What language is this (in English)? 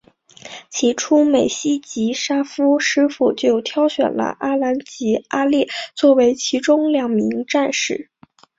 Chinese